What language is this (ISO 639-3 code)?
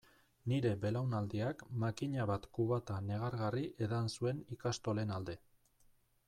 eus